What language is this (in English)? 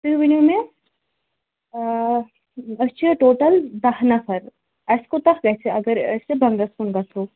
Kashmiri